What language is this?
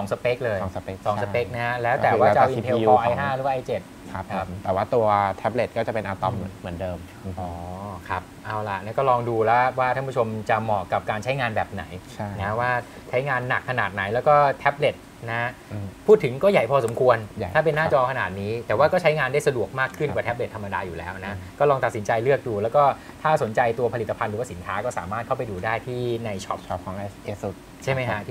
Thai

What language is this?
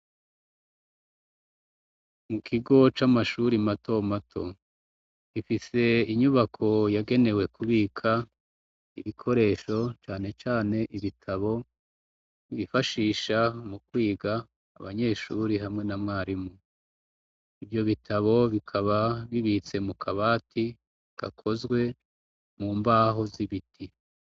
Rundi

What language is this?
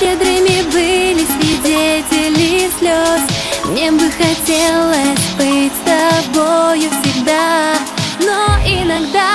Romanian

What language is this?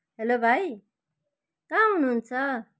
Nepali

